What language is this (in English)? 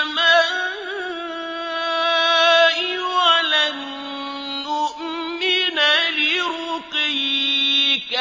Arabic